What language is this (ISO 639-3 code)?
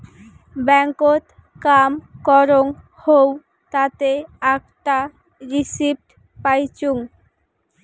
ben